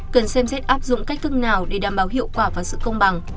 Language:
Vietnamese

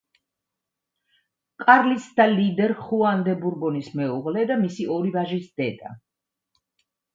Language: Georgian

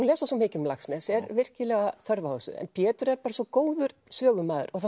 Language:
Icelandic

